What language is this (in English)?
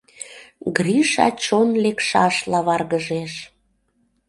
Mari